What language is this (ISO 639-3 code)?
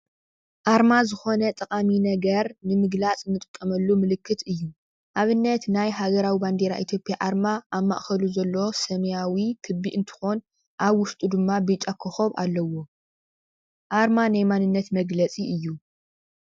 tir